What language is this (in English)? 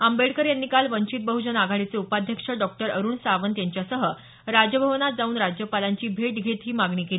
Marathi